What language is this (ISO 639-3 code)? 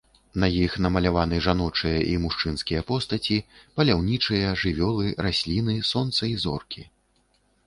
bel